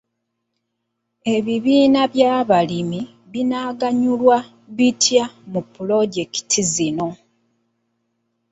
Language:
Ganda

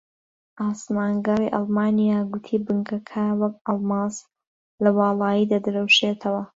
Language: Central Kurdish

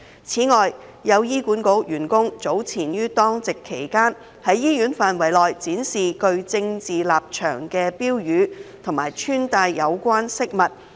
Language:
Cantonese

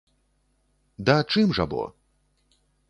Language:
Belarusian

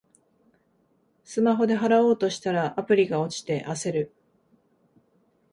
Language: Japanese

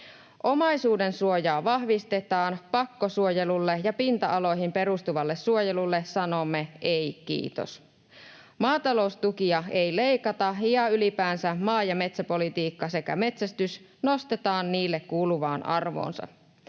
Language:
Finnish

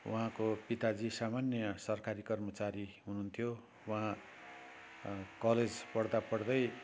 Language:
Nepali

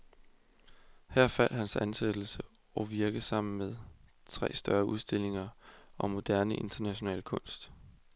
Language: Danish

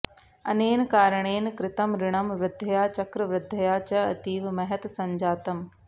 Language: Sanskrit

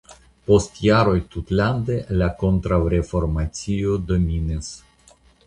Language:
Esperanto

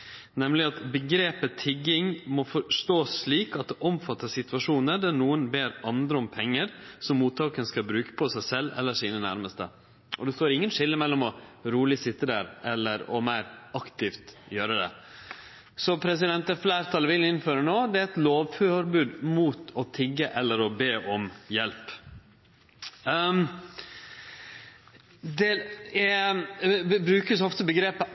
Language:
Norwegian Nynorsk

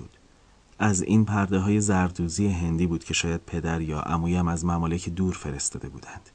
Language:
Persian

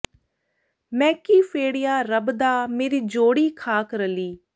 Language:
Punjabi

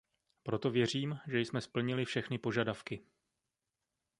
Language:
Czech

